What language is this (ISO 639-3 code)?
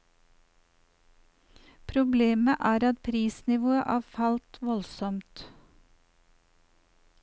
nor